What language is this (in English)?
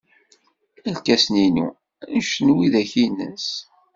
Kabyle